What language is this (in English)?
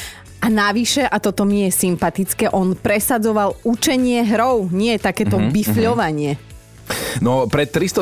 Slovak